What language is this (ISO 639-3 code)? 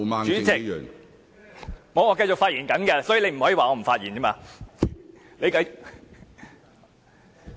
yue